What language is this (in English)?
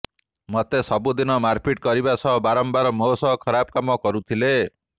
Odia